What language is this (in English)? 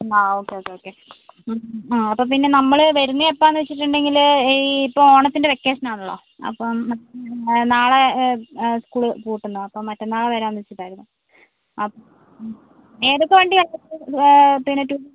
Malayalam